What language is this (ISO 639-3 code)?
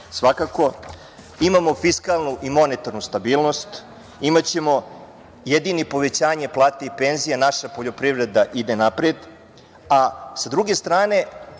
srp